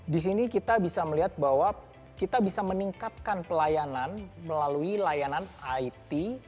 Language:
Indonesian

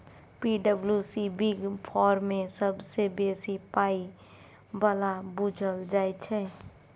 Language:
Maithili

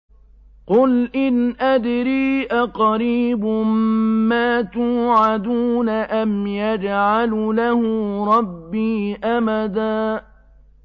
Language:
Arabic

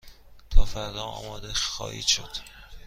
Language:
Persian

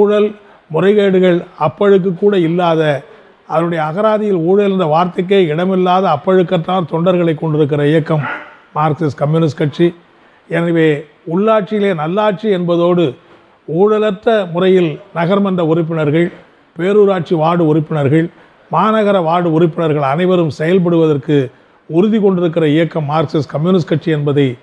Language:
Tamil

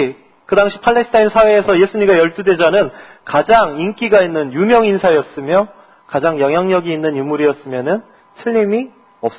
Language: Korean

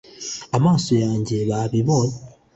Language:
Kinyarwanda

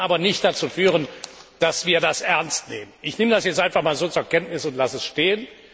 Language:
German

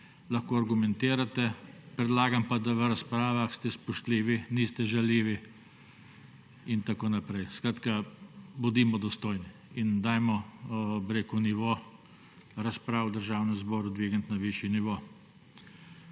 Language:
Slovenian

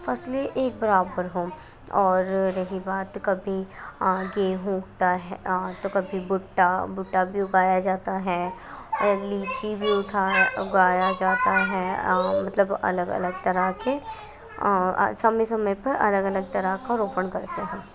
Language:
Urdu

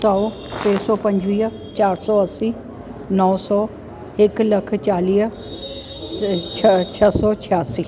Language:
Sindhi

